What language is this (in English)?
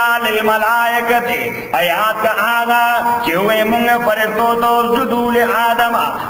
Arabic